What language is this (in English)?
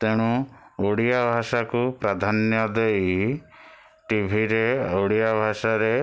Odia